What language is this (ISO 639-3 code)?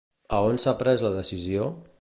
cat